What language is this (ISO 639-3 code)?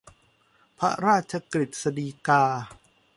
tha